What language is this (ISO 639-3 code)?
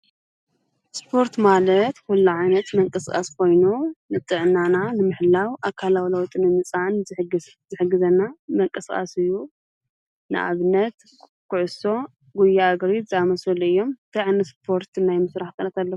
tir